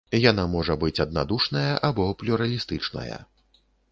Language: Belarusian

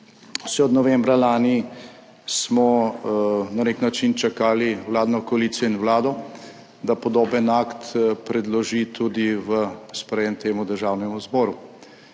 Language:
Slovenian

